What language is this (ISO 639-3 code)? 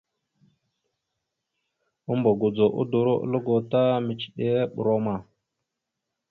mxu